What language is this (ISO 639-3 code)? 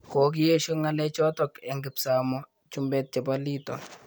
kln